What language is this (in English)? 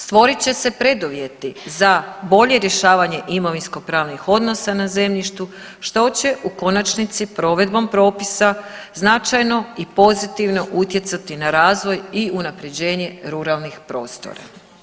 Croatian